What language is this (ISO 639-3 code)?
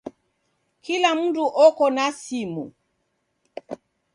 dav